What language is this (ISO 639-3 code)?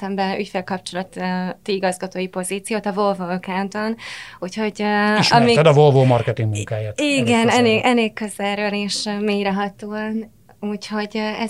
hun